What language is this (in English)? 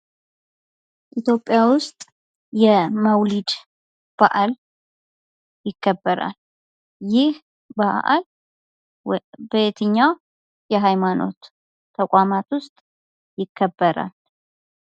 Amharic